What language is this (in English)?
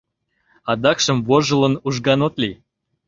Mari